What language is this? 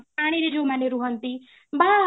Odia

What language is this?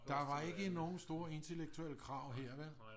Danish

